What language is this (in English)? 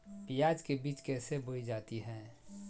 Magahi